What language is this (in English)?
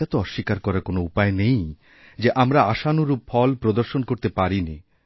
Bangla